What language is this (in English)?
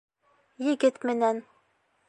Bashkir